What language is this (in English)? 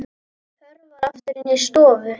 Icelandic